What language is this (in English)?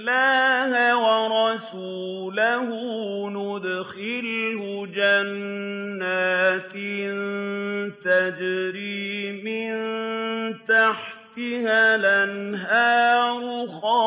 Arabic